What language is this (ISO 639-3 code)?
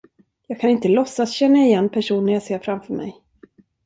swe